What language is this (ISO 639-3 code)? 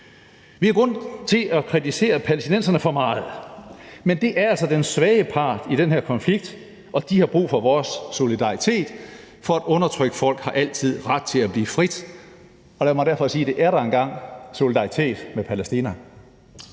dan